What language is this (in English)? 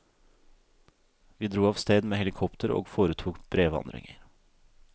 Norwegian